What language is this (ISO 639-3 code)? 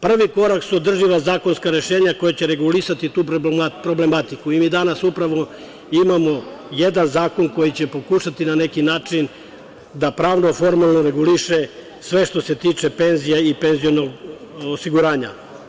srp